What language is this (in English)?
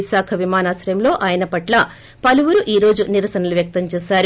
Telugu